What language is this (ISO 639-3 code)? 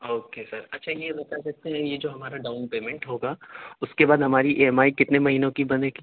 urd